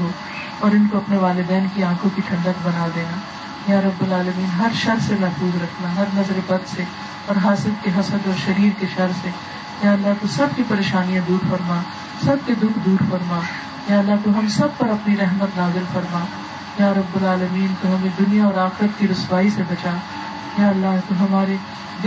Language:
Urdu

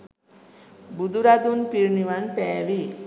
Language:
Sinhala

